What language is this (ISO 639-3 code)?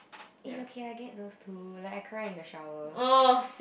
eng